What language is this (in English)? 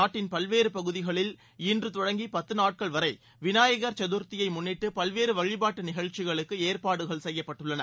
Tamil